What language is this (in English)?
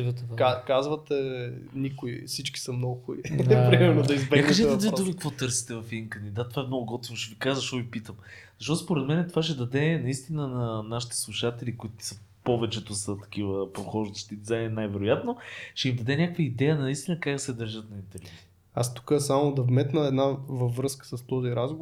Bulgarian